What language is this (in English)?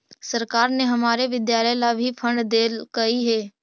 Magahi